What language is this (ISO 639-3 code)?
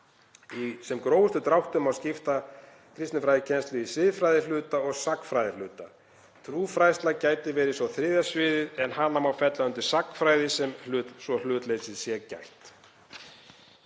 isl